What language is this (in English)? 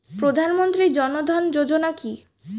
Bangla